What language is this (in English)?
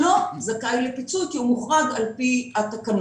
Hebrew